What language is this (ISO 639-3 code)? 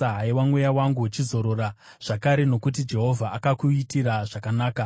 sna